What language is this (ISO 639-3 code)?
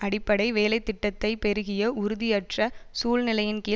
tam